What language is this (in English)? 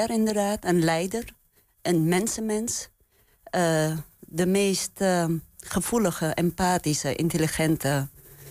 Dutch